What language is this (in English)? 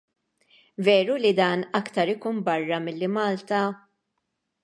Maltese